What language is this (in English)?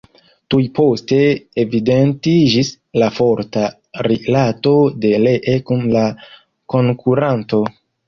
Esperanto